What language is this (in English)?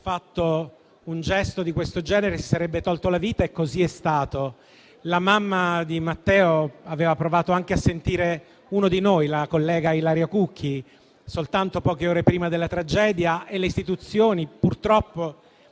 Italian